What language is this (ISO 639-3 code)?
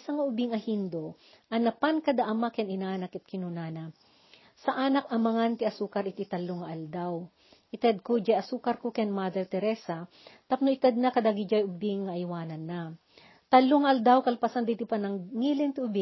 fil